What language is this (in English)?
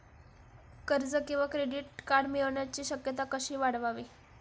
Marathi